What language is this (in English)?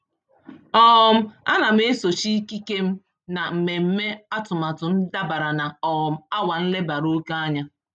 Igbo